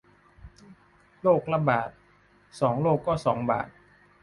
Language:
Thai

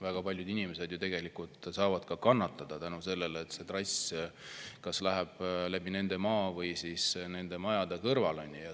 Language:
Estonian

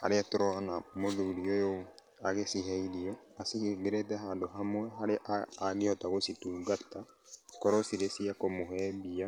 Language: Kikuyu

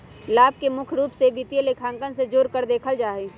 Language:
Magahi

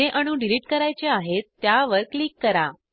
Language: Marathi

